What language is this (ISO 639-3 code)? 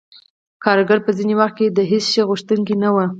pus